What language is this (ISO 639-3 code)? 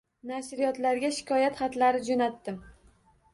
uzb